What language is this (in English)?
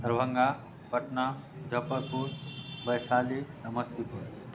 Maithili